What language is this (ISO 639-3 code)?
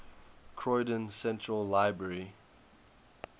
eng